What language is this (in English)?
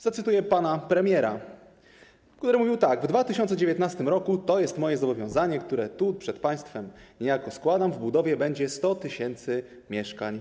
Polish